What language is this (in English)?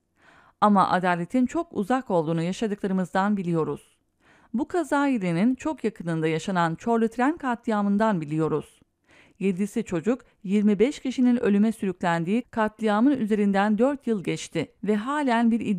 Turkish